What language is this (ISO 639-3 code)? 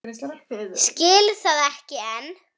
isl